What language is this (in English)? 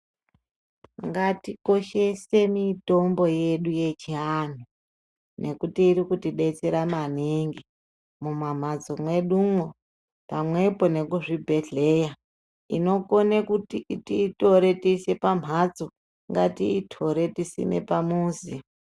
Ndau